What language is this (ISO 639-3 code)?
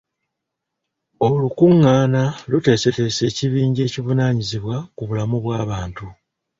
lug